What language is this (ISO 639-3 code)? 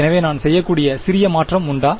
tam